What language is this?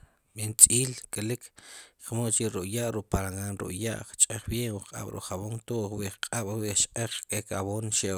Sipacapense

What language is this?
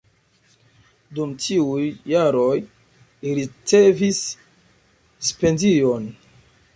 Esperanto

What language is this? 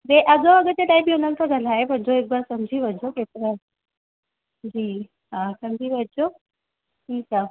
Sindhi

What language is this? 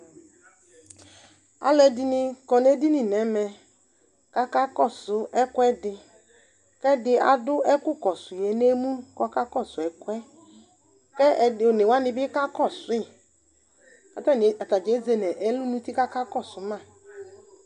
Ikposo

